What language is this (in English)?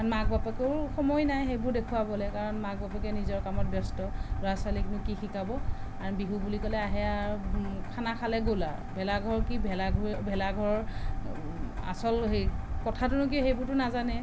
Assamese